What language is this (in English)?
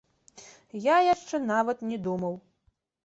Belarusian